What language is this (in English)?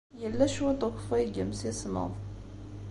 Kabyle